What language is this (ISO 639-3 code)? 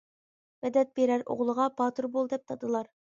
uig